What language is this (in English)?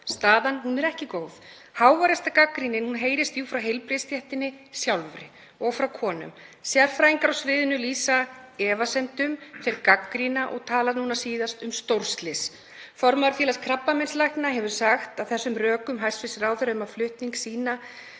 Icelandic